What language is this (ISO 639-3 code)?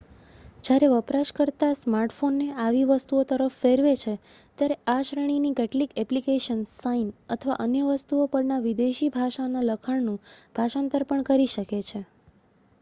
guj